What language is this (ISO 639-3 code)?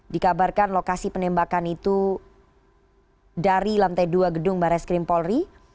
ind